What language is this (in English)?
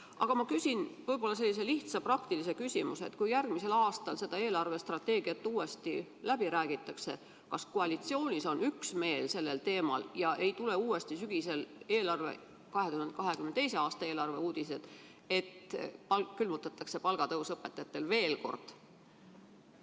Estonian